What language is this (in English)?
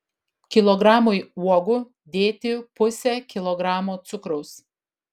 Lithuanian